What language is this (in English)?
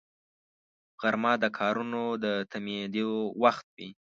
Pashto